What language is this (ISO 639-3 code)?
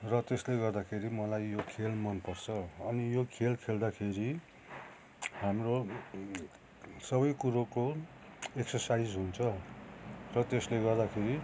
nep